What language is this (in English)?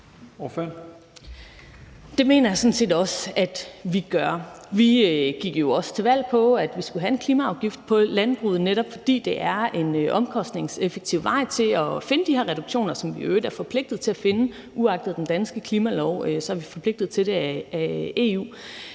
Danish